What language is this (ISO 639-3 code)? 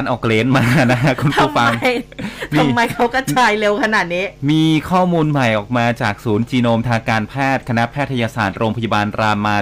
tha